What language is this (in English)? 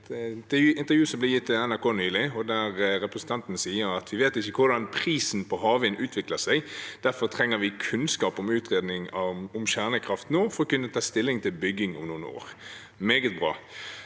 Norwegian